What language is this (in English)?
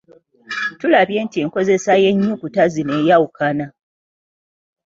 Ganda